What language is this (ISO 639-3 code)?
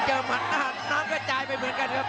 tha